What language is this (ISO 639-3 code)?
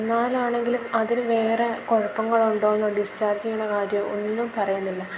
mal